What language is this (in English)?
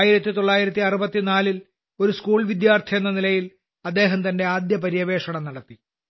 Malayalam